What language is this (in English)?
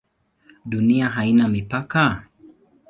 Swahili